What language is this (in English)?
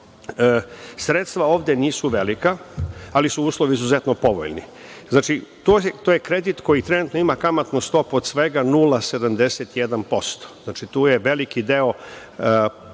Serbian